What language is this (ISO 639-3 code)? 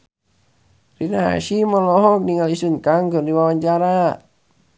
sun